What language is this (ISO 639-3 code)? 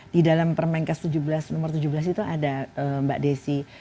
ind